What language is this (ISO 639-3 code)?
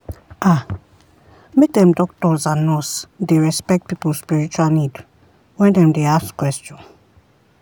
pcm